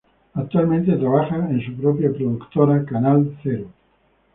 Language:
Spanish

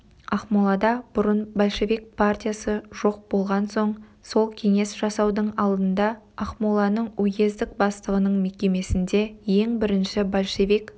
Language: Kazakh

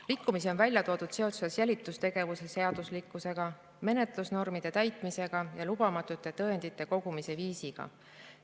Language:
Estonian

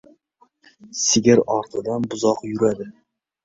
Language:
Uzbek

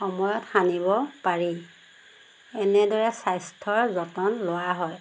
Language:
Assamese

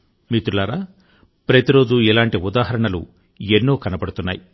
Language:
Telugu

